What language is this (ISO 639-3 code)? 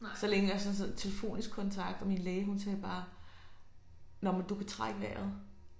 dan